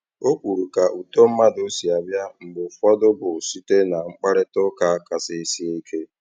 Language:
Igbo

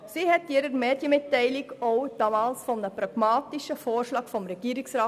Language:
Swiss German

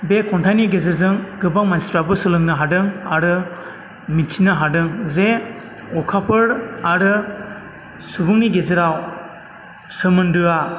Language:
Bodo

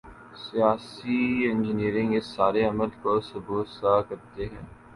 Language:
Urdu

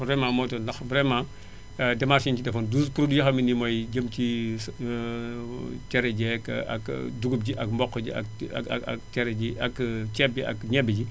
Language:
Wolof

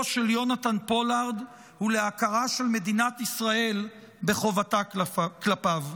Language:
Hebrew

